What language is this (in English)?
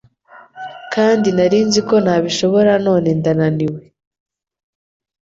Kinyarwanda